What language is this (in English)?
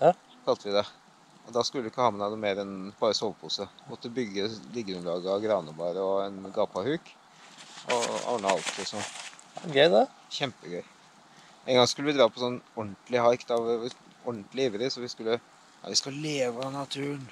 Norwegian